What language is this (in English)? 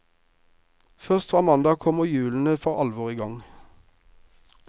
Norwegian